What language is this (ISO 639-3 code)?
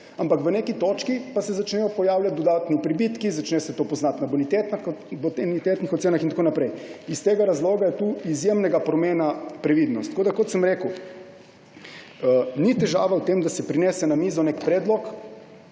slv